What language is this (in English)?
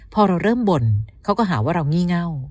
Thai